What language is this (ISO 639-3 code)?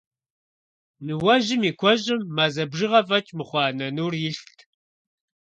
kbd